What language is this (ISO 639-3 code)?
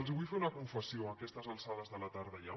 cat